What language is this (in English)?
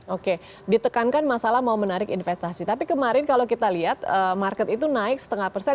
Indonesian